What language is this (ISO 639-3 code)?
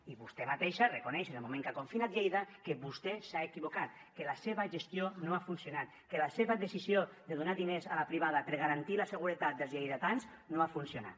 cat